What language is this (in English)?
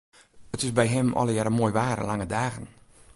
Western Frisian